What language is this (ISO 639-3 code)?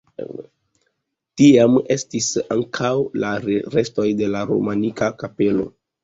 epo